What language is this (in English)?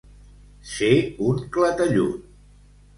Catalan